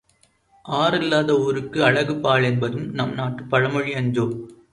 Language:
Tamil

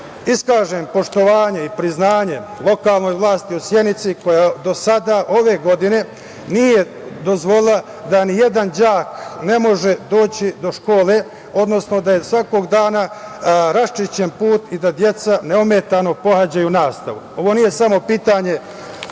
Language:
Serbian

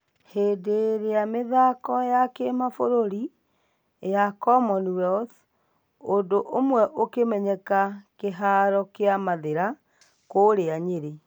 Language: Kikuyu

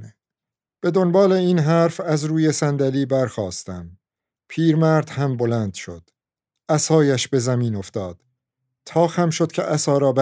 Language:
Persian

